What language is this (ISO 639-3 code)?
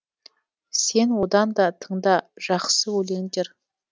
kaz